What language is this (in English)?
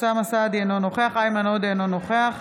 Hebrew